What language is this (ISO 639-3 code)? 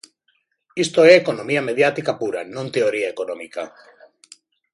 glg